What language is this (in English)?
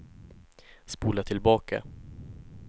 Swedish